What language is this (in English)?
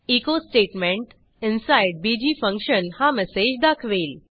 Marathi